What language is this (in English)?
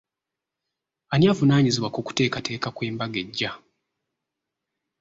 Ganda